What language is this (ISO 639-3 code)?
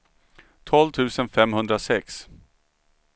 swe